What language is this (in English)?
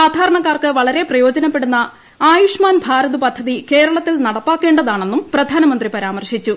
Malayalam